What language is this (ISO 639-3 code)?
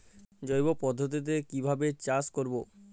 ben